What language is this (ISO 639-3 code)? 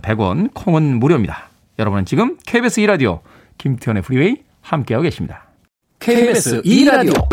kor